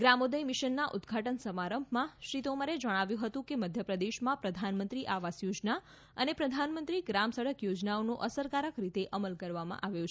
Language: Gujarati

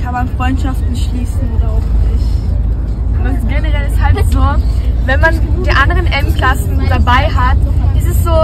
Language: German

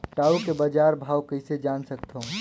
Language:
Chhattisgarhi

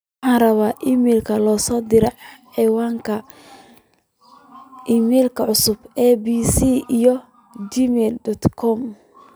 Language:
Somali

